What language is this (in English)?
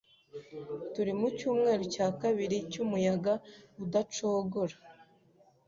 Kinyarwanda